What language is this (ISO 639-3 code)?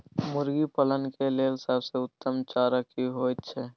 mai